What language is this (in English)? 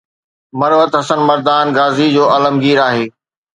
Sindhi